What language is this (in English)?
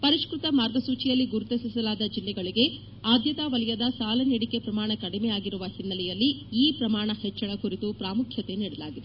Kannada